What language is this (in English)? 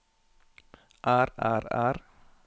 Norwegian